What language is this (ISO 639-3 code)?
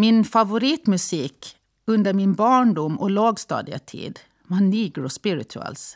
swe